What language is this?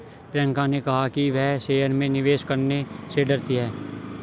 Hindi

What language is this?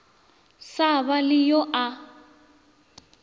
Northern Sotho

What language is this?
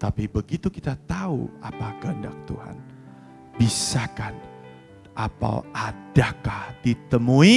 Indonesian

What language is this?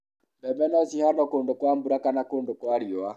Kikuyu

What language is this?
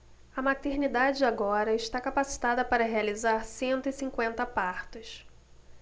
Portuguese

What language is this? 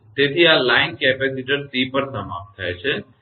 Gujarati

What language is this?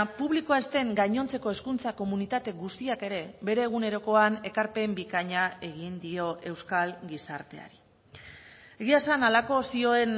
Basque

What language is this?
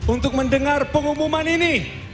Indonesian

